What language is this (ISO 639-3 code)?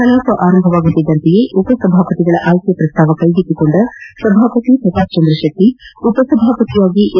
kan